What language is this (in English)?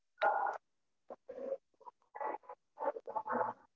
Tamil